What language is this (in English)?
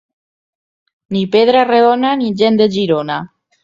Catalan